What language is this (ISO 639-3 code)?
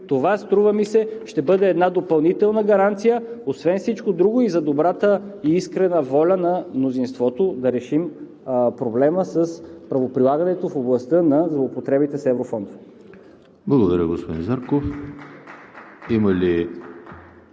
bul